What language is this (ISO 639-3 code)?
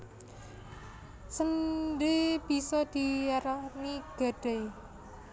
jav